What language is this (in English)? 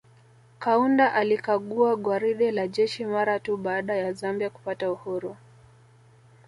Swahili